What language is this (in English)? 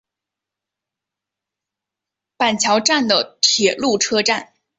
Chinese